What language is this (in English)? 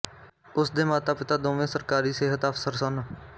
Punjabi